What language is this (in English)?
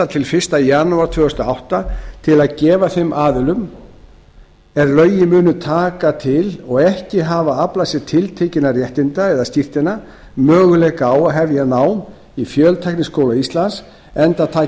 Icelandic